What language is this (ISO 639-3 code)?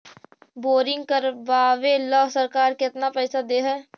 mag